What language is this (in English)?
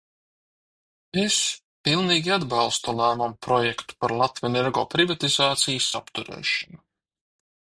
Latvian